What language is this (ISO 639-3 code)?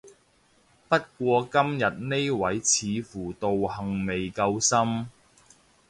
yue